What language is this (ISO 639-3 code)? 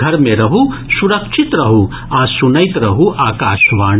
mai